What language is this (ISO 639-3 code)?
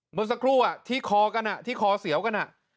tha